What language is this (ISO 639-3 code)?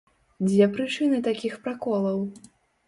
bel